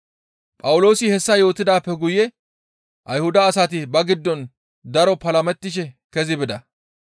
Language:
Gamo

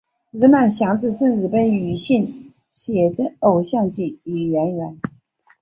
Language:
Chinese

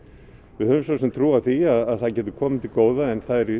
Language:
Icelandic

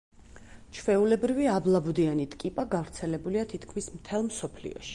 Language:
Georgian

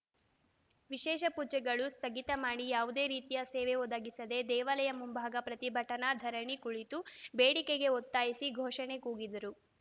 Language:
Kannada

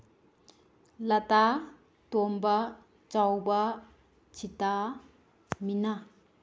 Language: Manipuri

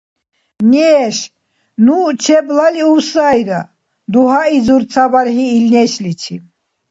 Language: Dargwa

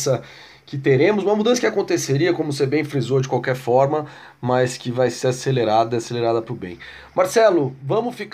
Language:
Portuguese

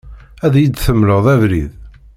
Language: Kabyle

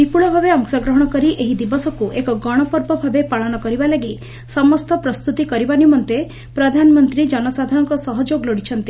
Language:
Odia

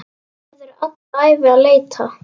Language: Icelandic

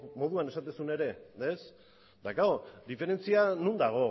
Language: Basque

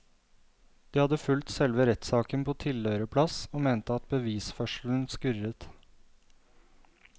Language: Norwegian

